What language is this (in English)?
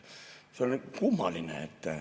Estonian